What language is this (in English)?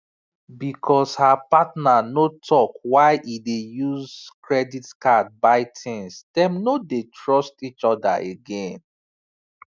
Nigerian Pidgin